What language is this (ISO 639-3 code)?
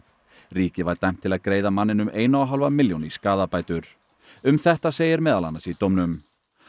isl